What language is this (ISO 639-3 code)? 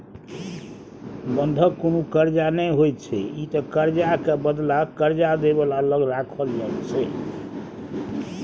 mai